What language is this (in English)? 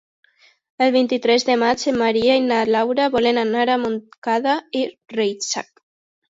Catalan